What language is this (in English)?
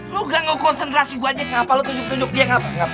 Indonesian